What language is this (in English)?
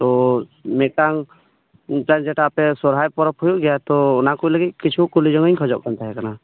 Santali